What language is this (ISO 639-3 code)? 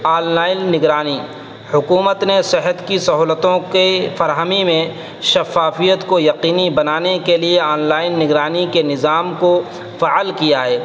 urd